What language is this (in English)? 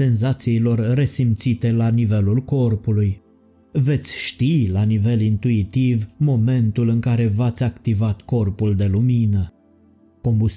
Romanian